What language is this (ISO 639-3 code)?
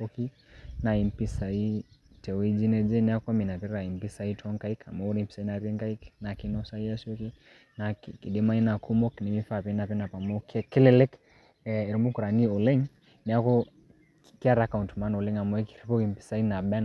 mas